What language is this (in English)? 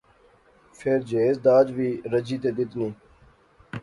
Pahari-Potwari